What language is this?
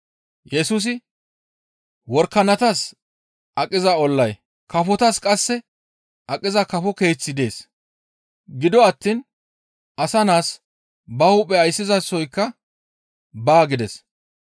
Gamo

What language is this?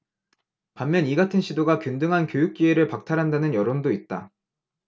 Korean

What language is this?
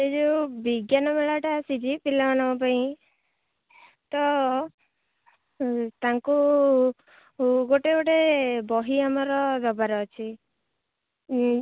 Odia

